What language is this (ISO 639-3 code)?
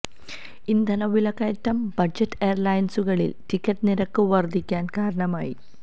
mal